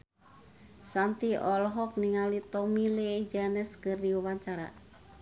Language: Sundanese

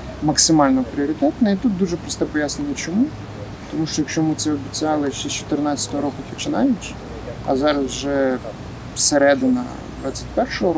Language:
Ukrainian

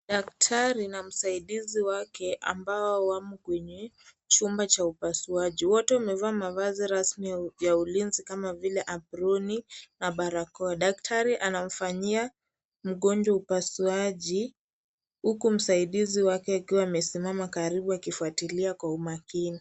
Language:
Swahili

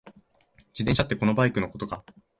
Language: Japanese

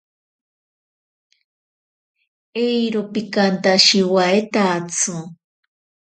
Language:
Ashéninka Perené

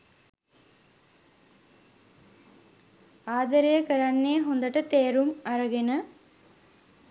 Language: Sinhala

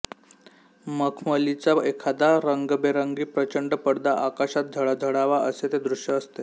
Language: Marathi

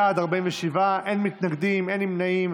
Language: Hebrew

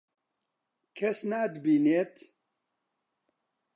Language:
Central Kurdish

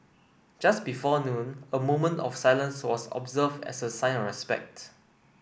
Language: English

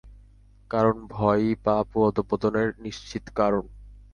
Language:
Bangla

